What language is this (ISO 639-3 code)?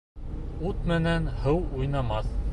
bak